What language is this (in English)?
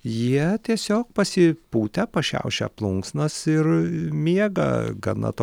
Lithuanian